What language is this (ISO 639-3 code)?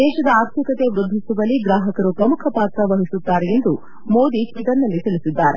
kan